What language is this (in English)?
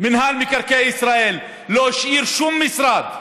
Hebrew